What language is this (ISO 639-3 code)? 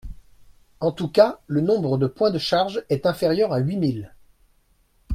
fra